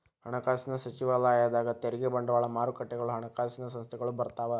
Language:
Kannada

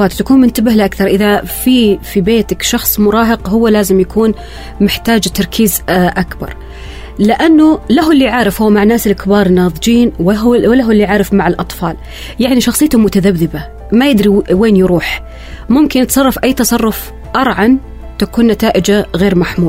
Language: Arabic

